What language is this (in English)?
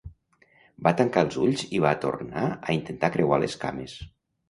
Catalan